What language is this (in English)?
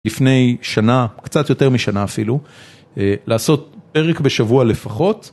Hebrew